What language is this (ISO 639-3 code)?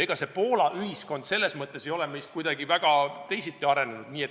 est